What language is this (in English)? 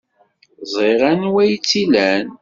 Kabyle